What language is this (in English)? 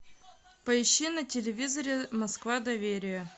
Russian